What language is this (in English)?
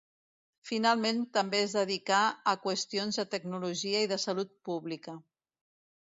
Catalan